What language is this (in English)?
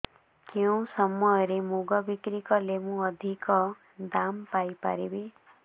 Odia